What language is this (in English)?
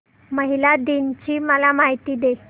Marathi